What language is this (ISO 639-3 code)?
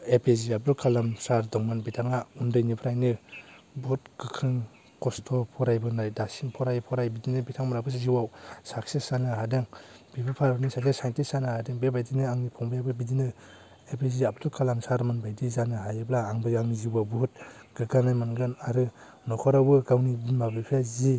brx